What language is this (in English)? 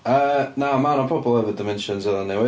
Welsh